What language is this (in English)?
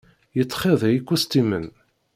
Kabyle